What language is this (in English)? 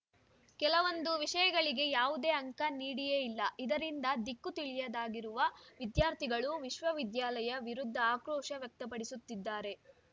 Kannada